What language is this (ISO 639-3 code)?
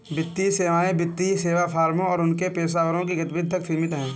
hin